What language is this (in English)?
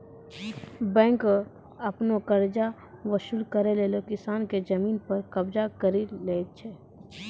Maithili